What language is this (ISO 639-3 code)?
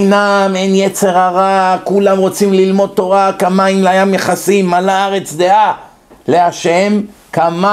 heb